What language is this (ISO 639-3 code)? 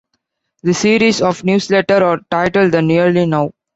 eng